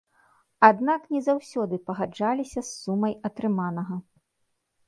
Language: Belarusian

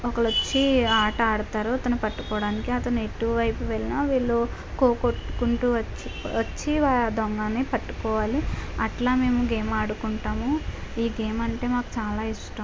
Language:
Telugu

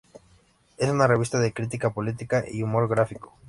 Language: Spanish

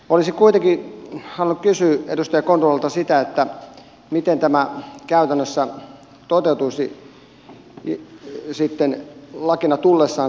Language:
Finnish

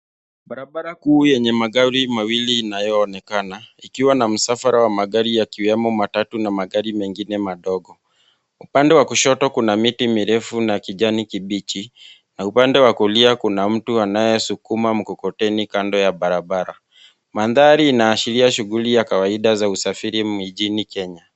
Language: Swahili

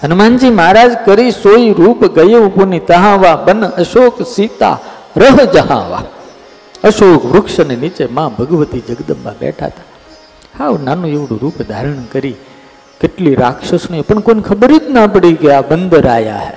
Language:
Gujarati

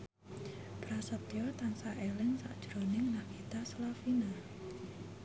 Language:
Javanese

